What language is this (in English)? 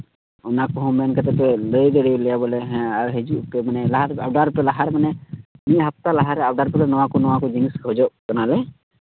Santali